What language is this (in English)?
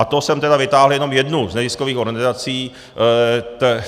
Czech